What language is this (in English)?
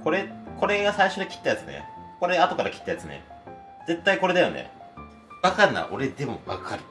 Japanese